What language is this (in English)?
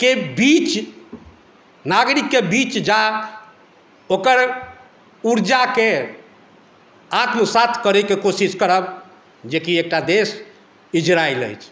Maithili